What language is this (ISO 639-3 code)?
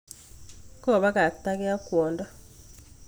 kln